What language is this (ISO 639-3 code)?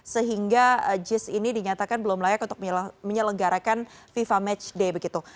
ind